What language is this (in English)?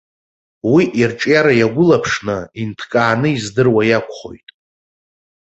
Abkhazian